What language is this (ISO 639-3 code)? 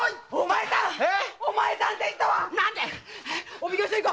jpn